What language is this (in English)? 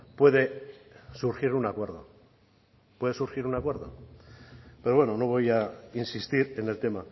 Spanish